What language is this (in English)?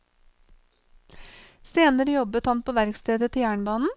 Norwegian